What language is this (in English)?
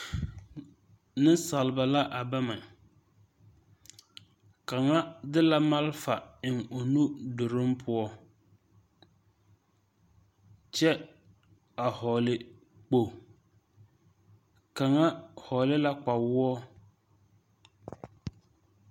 Southern Dagaare